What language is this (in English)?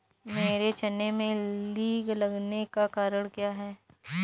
Hindi